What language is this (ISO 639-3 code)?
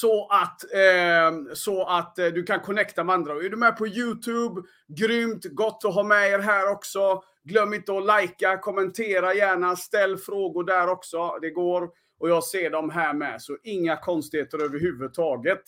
swe